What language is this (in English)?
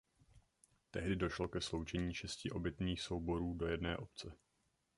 Czech